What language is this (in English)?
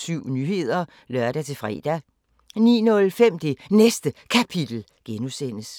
Danish